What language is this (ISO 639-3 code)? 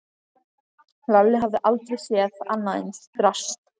isl